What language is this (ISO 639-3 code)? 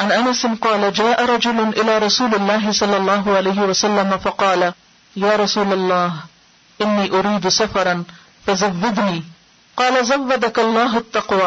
urd